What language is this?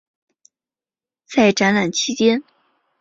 Chinese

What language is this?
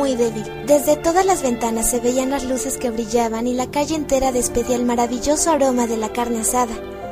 Spanish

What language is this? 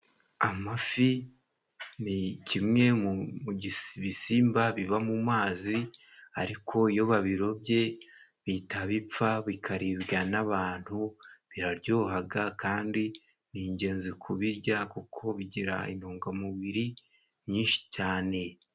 Kinyarwanda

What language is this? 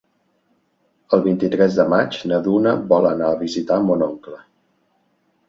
Catalan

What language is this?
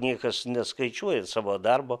Lithuanian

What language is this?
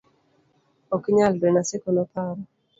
Luo (Kenya and Tanzania)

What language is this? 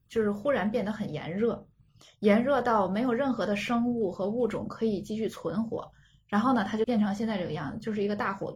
Chinese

